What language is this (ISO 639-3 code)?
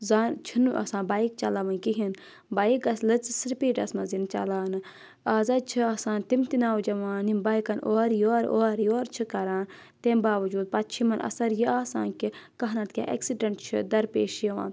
kas